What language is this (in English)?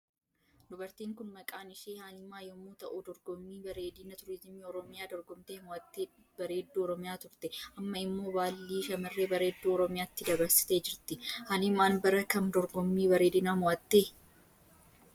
Oromo